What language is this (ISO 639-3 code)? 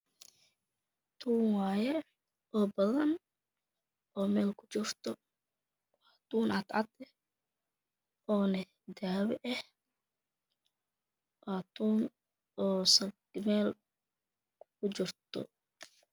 som